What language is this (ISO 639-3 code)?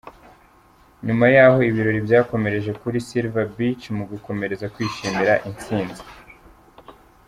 kin